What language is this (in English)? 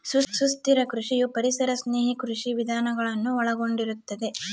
Kannada